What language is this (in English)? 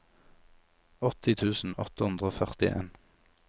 Norwegian